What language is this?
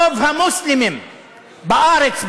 Hebrew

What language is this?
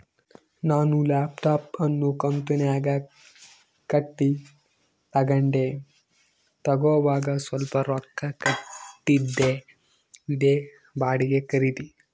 Kannada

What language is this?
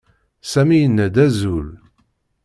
Kabyle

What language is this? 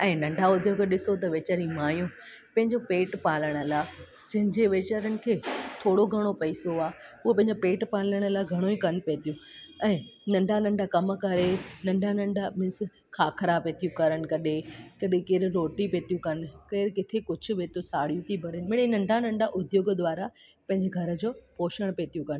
Sindhi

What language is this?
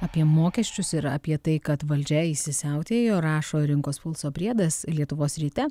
Lithuanian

